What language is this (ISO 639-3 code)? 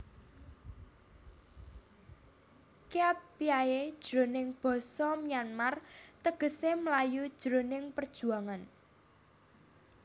jav